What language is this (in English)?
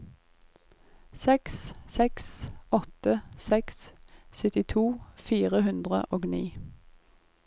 Norwegian